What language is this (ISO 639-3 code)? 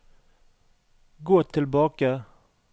nor